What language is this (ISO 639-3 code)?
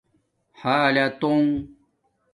dmk